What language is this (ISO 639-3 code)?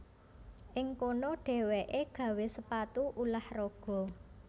jav